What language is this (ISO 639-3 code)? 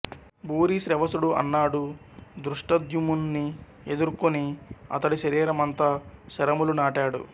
tel